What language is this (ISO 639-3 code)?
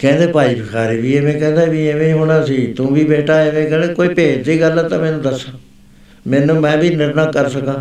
pan